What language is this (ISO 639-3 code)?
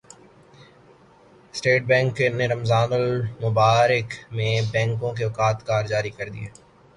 urd